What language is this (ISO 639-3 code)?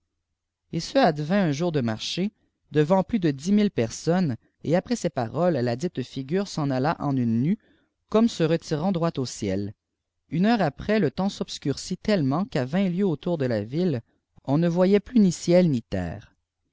fra